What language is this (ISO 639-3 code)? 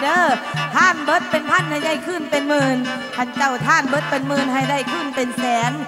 tha